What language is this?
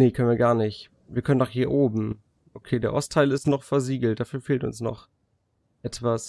German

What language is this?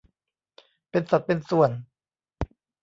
Thai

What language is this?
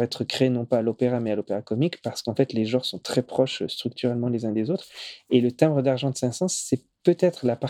French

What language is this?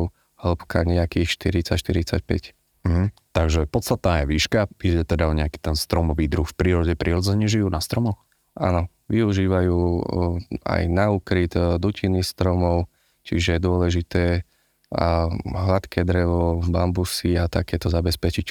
Slovak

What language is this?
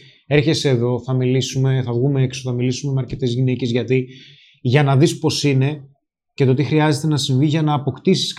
Greek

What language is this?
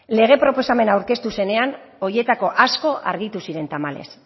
Basque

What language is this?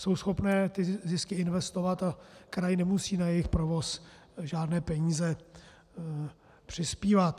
Czech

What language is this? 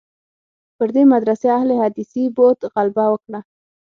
Pashto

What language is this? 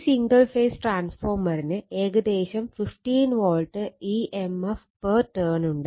Malayalam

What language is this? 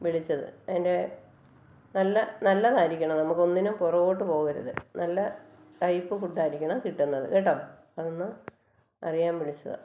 Malayalam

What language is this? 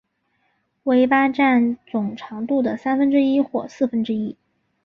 Chinese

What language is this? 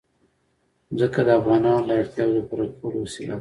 Pashto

